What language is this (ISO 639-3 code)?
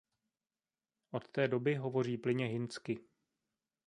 ces